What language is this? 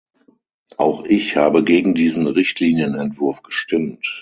German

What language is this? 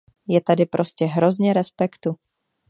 Czech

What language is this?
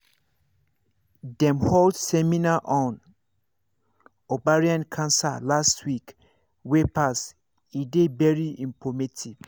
Nigerian Pidgin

